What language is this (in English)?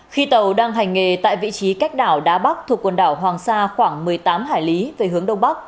Vietnamese